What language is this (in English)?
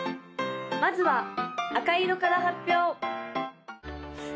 Japanese